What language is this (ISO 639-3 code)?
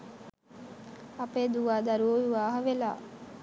sin